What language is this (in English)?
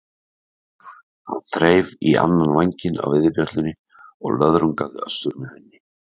Icelandic